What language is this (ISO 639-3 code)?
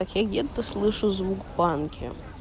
rus